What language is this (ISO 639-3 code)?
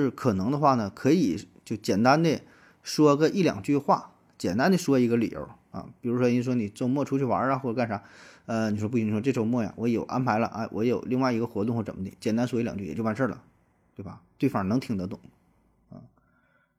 zho